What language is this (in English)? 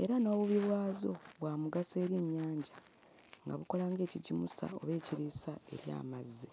Ganda